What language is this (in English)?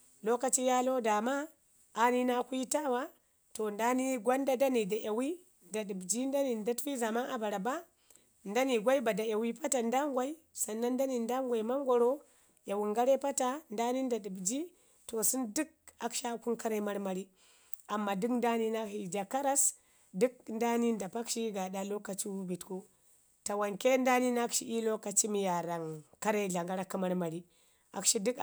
Ngizim